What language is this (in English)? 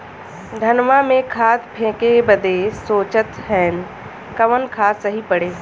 Bhojpuri